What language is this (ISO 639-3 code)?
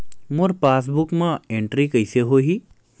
hne